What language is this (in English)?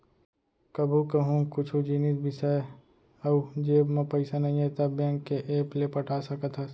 Chhattisgarhi